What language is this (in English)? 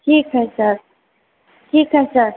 Hindi